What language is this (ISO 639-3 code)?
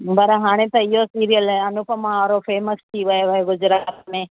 snd